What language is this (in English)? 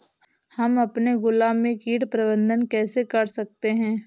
Hindi